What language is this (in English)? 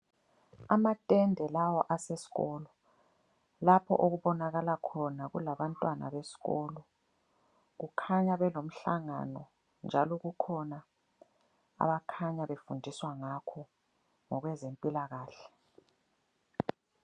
North Ndebele